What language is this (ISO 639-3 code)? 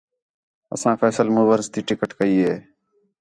xhe